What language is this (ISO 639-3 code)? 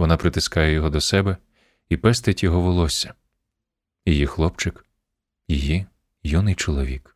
ukr